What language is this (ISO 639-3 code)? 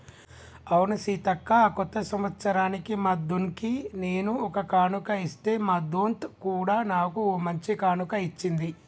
tel